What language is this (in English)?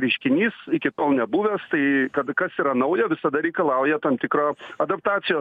Lithuanian